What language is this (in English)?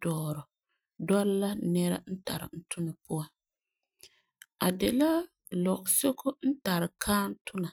Frafra